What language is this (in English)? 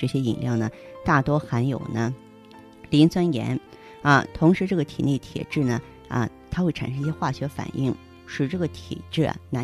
Chinese